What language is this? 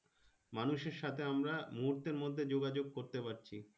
Bangla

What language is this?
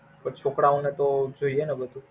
Gujarati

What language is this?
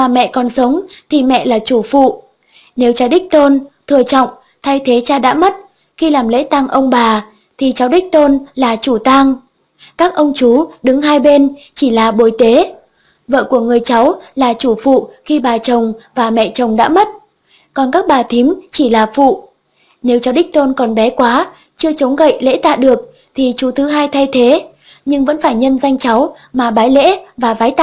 Vietnamese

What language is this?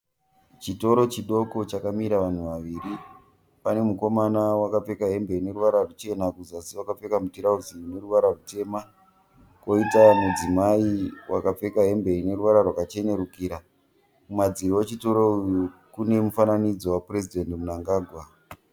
Shona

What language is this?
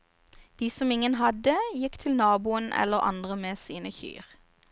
Norwegian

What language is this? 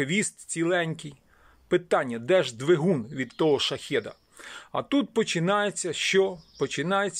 Ukrainian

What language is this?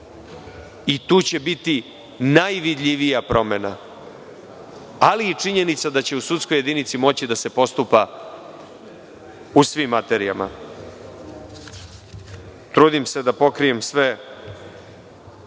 Serbian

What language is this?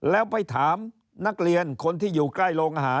Thai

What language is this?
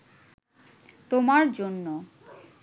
Bangla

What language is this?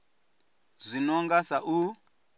Venda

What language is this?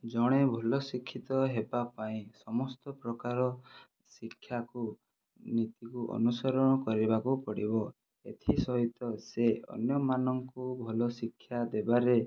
Odia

